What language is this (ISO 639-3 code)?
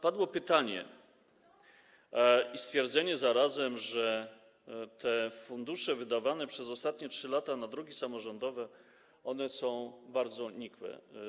pol